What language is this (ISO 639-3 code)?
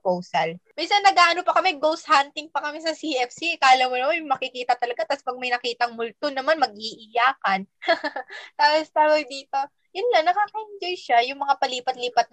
fil